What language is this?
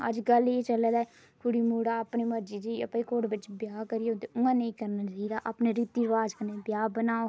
Dogri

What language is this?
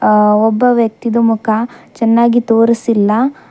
Kannada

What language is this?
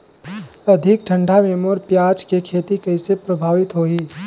Chhattisgarhi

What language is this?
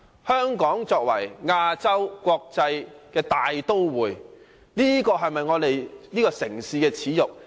Cantonese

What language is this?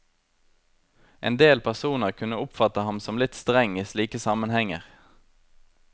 Norwegian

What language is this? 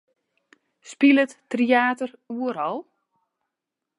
Western Frisian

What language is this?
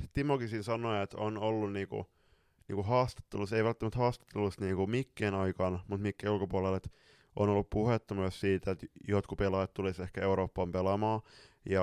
Finnish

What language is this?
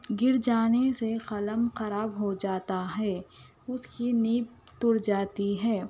Urdu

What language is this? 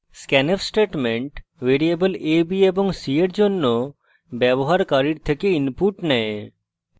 Bangla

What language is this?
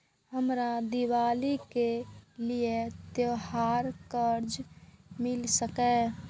Maithili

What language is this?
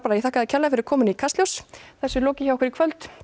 Icelandic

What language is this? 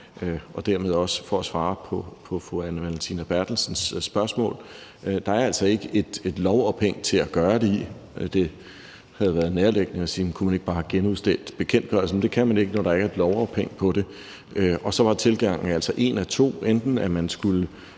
Danish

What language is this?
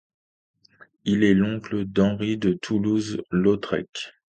French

